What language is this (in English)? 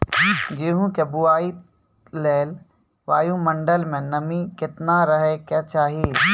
Maithili